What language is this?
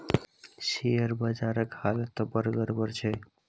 Maithili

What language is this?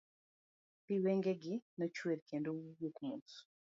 Luo (Kenya and Tanzania)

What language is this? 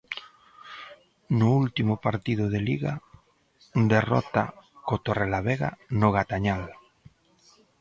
Galician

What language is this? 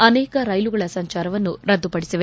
Kannada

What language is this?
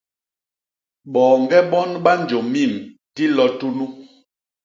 Basaa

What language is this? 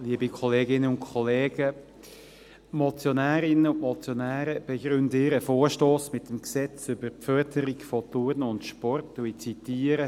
Swiss German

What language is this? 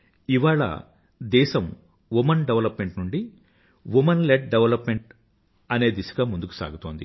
Telugu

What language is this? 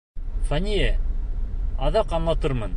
Bashkir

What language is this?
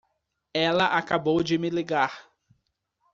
Portuguese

